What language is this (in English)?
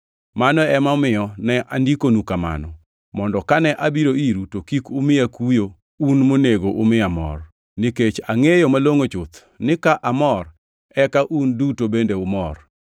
Luo (Kenya and Tanzania)